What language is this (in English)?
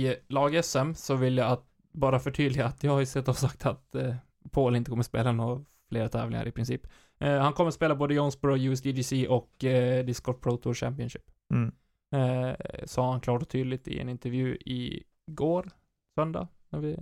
Swedish